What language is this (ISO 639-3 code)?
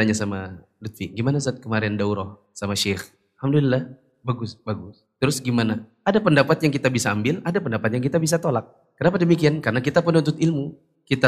ind